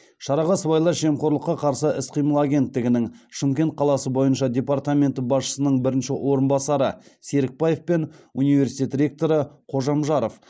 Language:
Kazakh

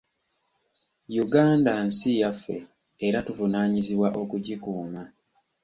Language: Ganda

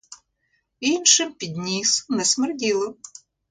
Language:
Ukrainian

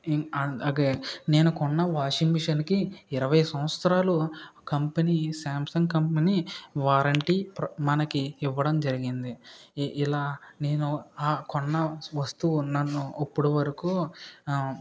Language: Telugu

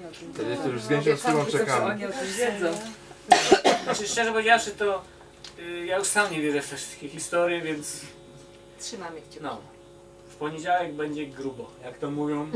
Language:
Polish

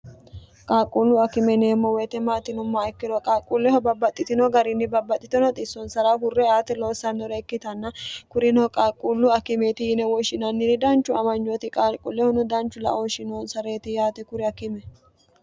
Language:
Sidamo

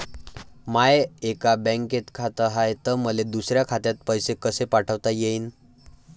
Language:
Marathi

